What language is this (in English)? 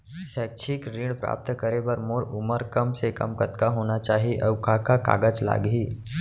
Chhattisgarhi